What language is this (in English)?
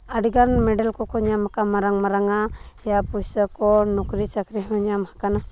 Santali